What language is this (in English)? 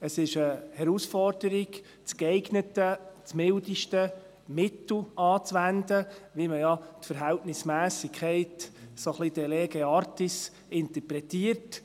Swiss German